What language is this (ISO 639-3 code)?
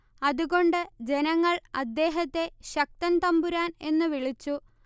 mal